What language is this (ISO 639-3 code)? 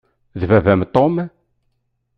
kab